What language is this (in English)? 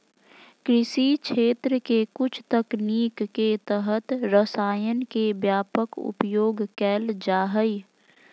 Magahi